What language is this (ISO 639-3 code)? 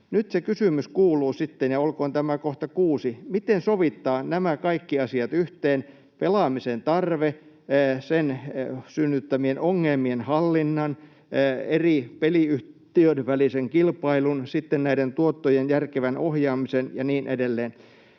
fin